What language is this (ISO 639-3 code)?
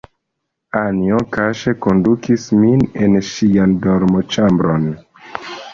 epo